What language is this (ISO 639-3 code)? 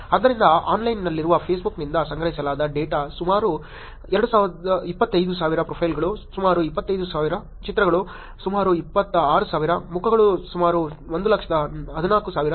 kan